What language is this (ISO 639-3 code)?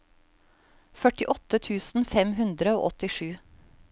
nor